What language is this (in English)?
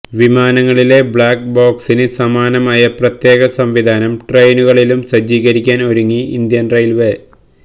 Malayalam